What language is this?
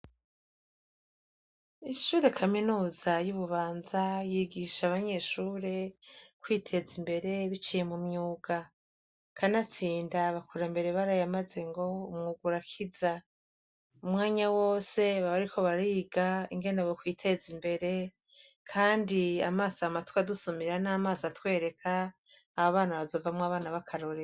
Rundi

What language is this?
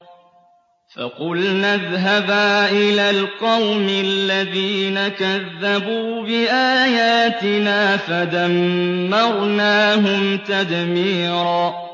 Arabic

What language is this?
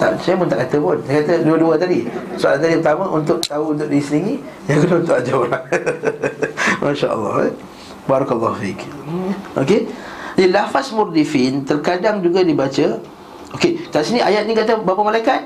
Malay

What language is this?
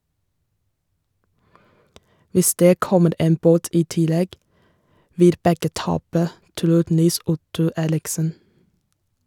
Norwegian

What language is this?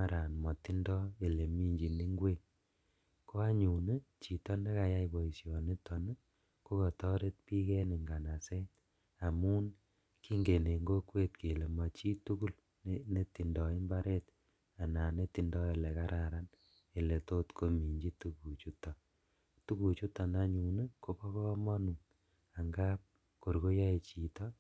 Kalenjin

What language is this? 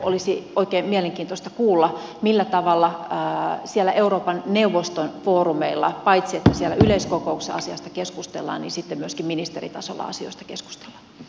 Finnish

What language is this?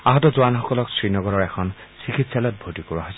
Assamese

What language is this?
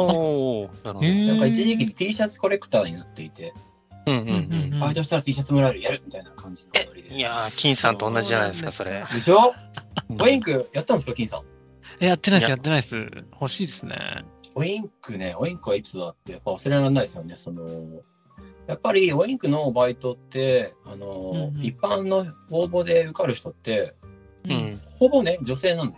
Japanese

